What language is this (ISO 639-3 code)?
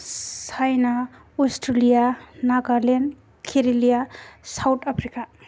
brx